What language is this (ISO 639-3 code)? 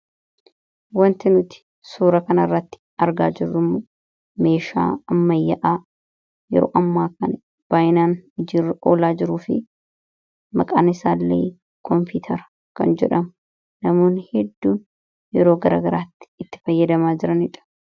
orm